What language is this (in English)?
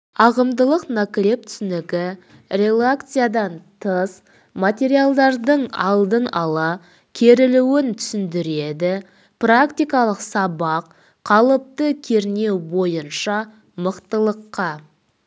Kazakh